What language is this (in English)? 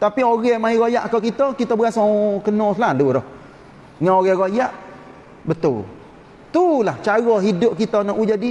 Malay